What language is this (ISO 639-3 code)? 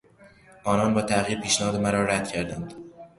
fas